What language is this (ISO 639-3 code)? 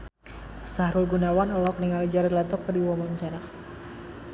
sun